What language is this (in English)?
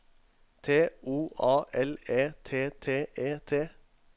Norwegian